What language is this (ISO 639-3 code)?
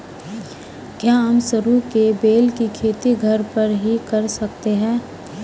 hin